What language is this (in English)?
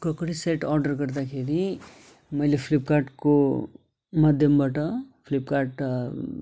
Nepali